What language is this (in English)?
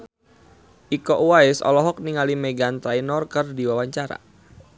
Sundanese